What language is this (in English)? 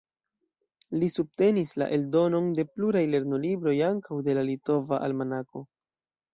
Esperanto